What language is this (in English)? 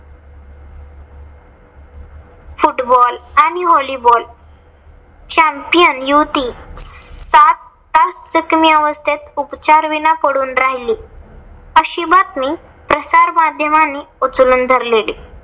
Marathi